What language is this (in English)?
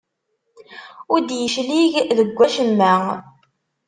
Kabyle